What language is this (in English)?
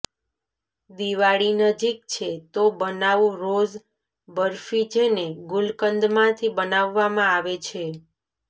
Gujarati